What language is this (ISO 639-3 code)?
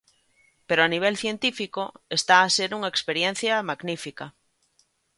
glg